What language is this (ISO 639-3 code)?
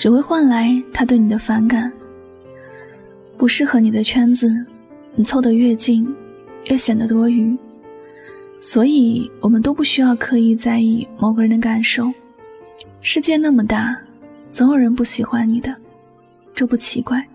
zho